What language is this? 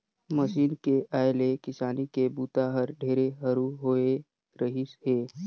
Chhattisgarhi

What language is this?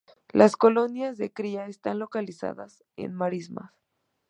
Spanish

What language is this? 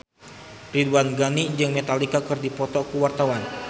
Sundanese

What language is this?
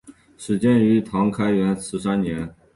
Chinese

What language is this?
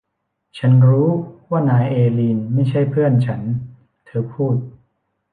Thai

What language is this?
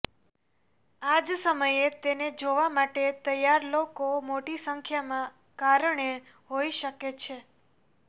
Gujarati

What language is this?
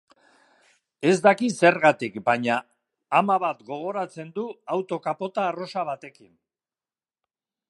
Basque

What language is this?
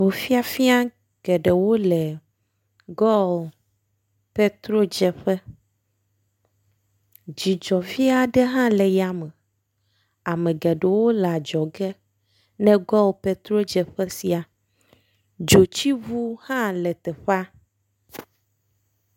Ewe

